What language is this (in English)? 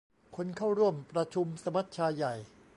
Thai